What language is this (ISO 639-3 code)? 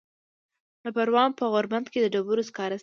pus